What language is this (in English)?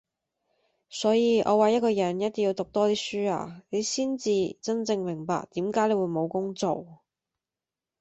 Cantonese